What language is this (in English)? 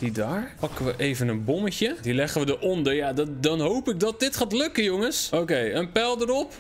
Dutch